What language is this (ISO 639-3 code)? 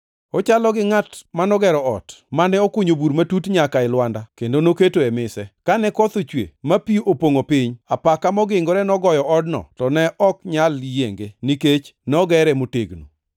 luo